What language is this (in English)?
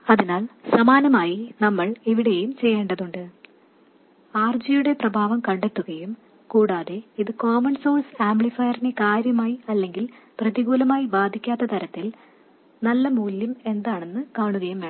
Malayalam